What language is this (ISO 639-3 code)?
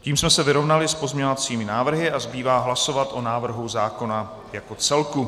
ces